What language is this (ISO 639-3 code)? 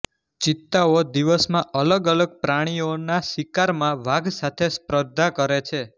guj